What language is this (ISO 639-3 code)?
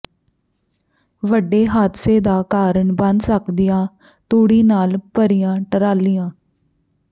pan